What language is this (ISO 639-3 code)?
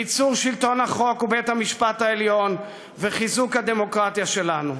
heb